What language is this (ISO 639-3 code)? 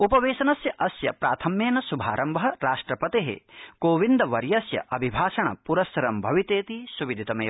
san